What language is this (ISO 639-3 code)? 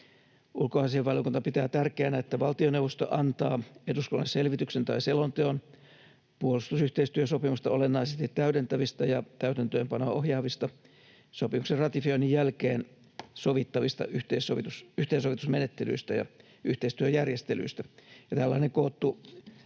fin